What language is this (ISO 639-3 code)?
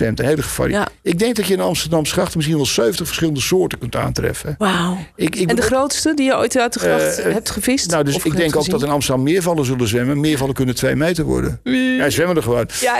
nld